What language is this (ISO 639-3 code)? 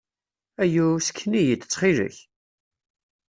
kab